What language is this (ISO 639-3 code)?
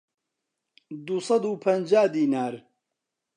ckb